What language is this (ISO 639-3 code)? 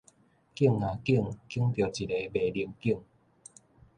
nan